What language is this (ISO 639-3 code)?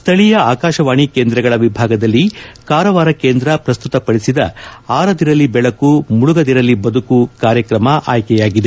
kan